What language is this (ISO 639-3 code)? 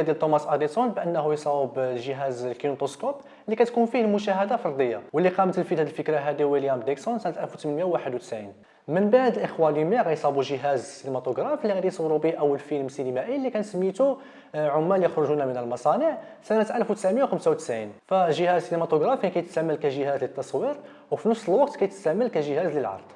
ara